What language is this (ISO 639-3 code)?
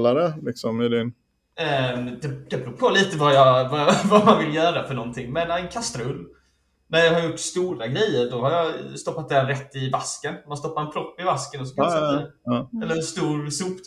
swe